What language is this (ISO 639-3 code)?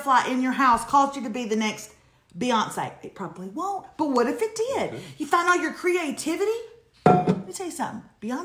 eng